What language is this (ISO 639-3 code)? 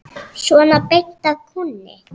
isl